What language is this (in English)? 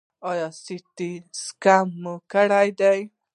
Pashto